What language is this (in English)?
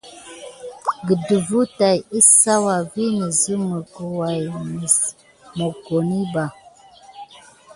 Gidar